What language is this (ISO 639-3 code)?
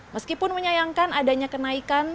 ind